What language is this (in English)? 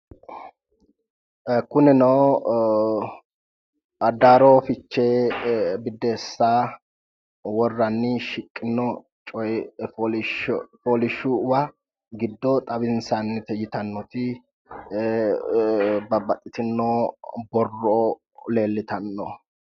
Sidamo